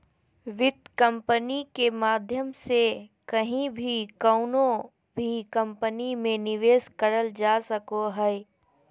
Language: Magahi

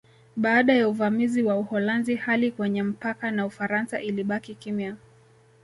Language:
Swahili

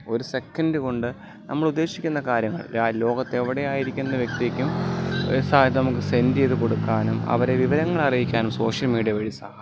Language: Malayalam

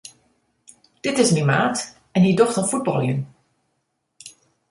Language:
Western Frisian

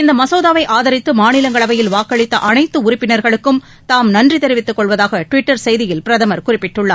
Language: Tamil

